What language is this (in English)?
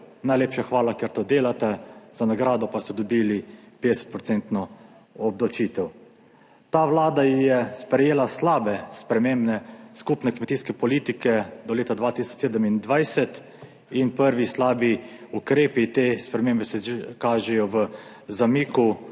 Slovenian